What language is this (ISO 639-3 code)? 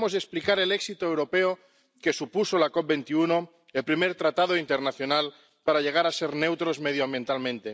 spa